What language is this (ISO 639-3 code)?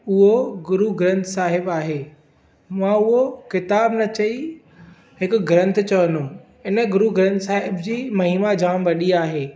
snd